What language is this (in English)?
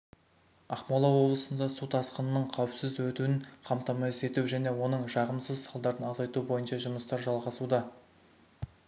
Kazakh